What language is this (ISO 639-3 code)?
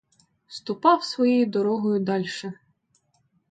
ukr